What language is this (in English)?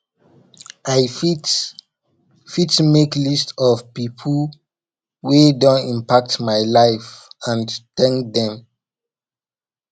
Nigerian Pidgin